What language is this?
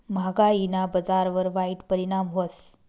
Marathi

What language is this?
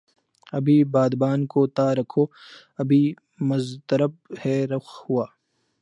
Urdu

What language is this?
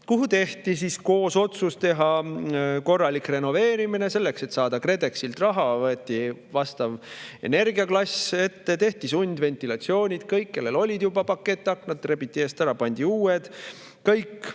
Estonian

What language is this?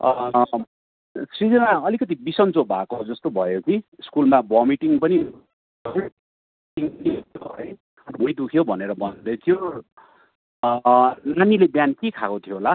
Nepali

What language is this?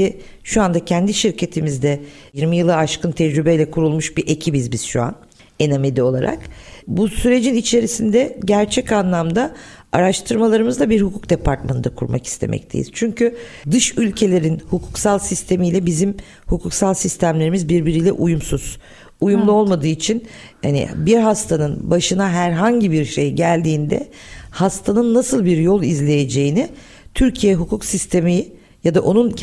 Turkish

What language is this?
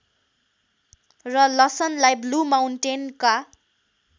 Nepali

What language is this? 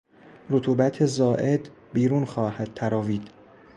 Persian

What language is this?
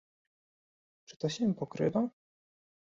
Polish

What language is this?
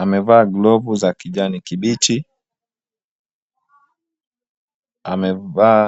Swahili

